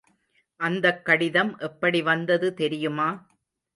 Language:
Tamil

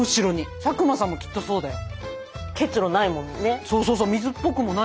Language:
Japanese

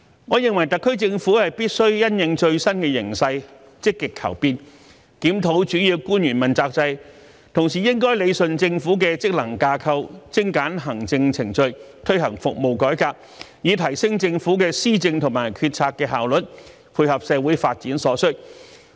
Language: Cantonese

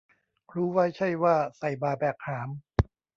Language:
Thai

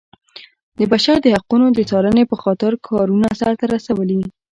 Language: Pashto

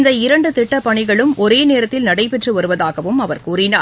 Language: Tamil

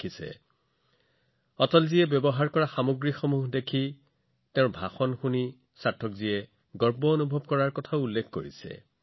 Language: Assamese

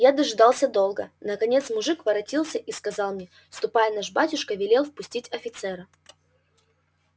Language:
Russian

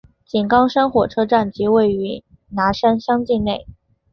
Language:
Chinese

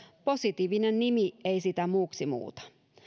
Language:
Finnish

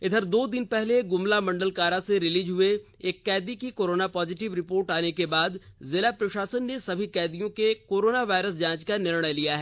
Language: Hindi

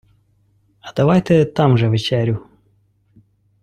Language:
Ukrainian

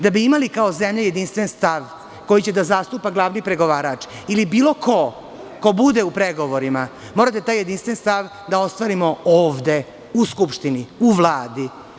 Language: Serbian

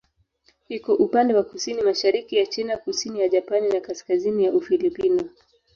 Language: Swahili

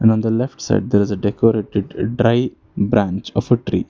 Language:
English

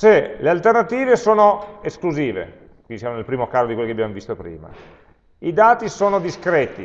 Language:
Italian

